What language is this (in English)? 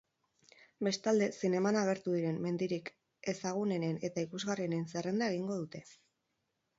Basque